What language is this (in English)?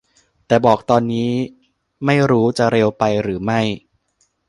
Thai